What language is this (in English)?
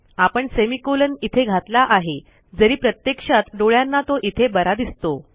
Marathi